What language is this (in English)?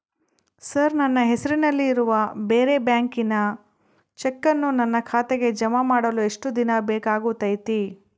Kannada